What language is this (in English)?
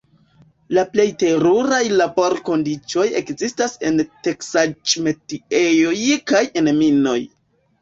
Esperanto